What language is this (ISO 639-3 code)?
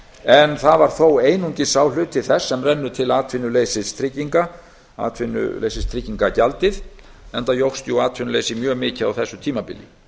isl